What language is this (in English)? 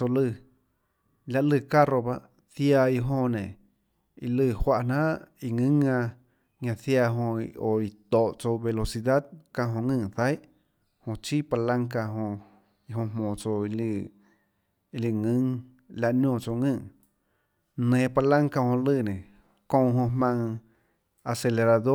Tlacoatzintepec Chinantec